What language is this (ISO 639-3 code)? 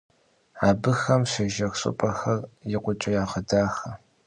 kbd